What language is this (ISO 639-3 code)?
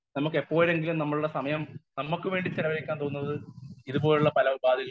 mal